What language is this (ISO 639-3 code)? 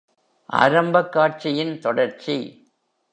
tam